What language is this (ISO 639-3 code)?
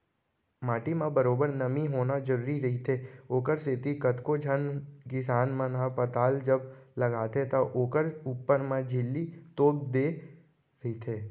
hne